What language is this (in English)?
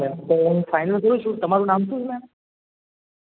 Gujarati